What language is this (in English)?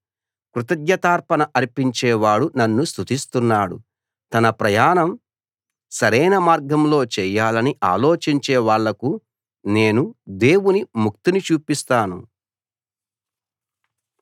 Telugu